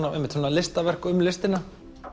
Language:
Icelandic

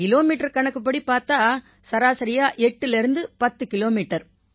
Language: Tamil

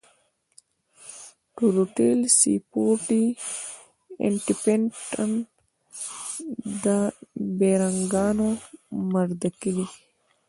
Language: Pashto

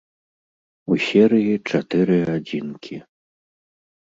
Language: Belarusian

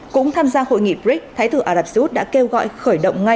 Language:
Vietnamese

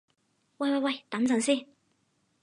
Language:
Cantonese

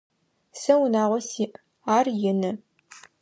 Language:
Adyghe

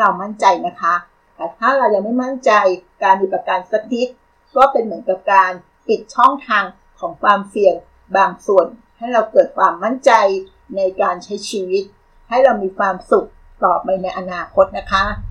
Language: Thai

